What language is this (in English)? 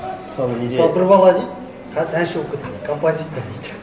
Kazakh